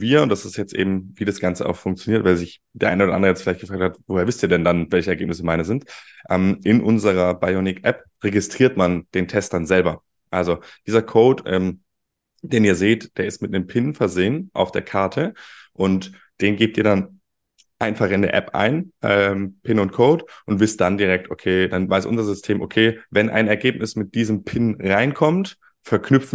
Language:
German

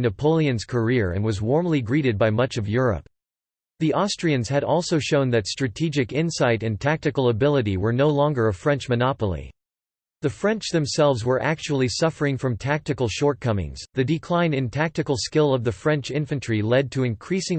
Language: English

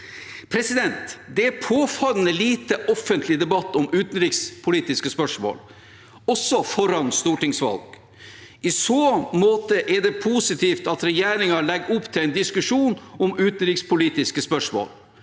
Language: Norwegian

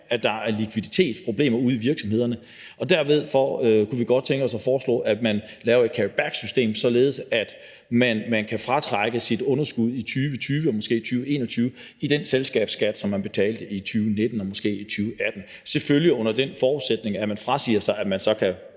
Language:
Danish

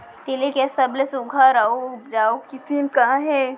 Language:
Chhattisgarhi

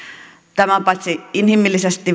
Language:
Finnish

